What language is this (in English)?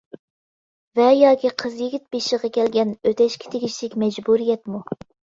Uyghur